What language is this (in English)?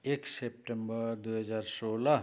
Nepali